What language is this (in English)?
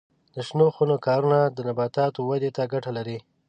Pashto